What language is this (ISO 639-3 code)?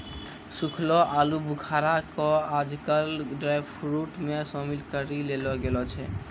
mai